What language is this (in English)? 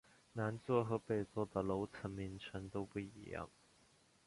Chinese